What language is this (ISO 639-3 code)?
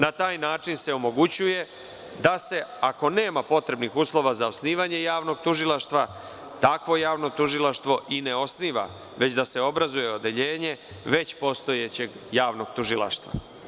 srp